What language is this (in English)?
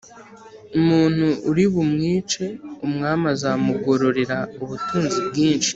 Kinyarwanda